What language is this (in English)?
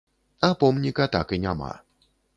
Belarusian